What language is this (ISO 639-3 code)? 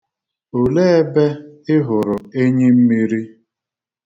ibo